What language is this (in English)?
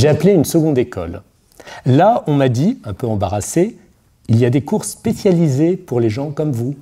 French